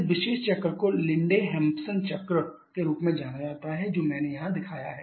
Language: Hindi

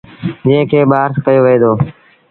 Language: Sindhi Bhil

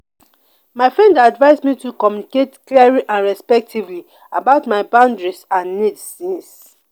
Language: Nigerian Pidgin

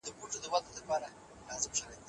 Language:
Pashto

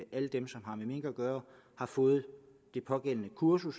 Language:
Danish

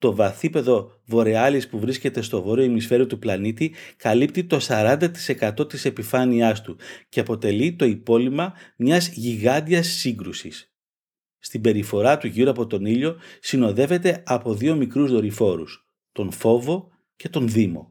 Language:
Greek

